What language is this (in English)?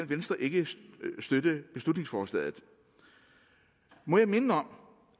Danish